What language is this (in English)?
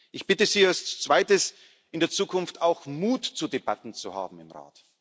German